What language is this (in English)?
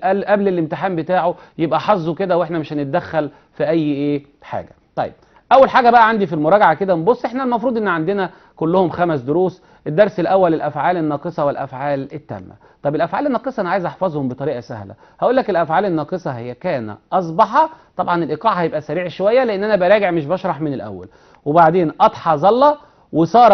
Arabic